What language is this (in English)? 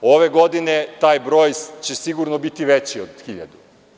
Serbian